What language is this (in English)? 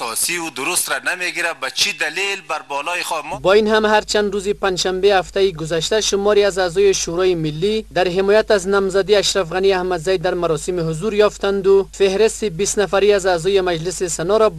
Persian